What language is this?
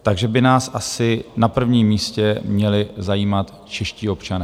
Czech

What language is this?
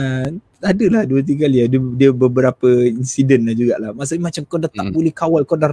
Malay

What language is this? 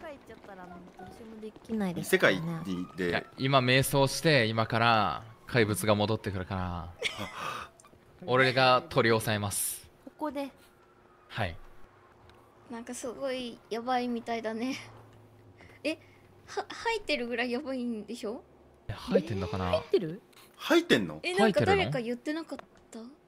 Japanese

